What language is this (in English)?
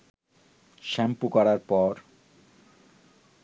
Bangla